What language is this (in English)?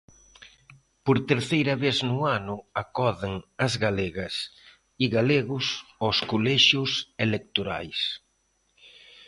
Galician